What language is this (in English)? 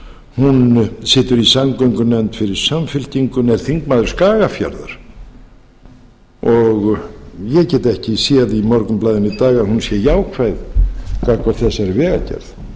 Icelandic